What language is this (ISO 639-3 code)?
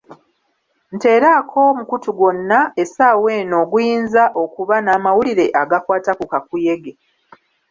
lug